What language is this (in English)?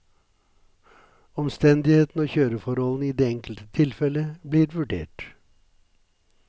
Norwegian